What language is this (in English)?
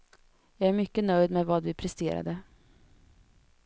Swedish